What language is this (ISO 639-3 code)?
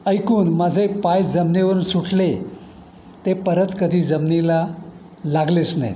mar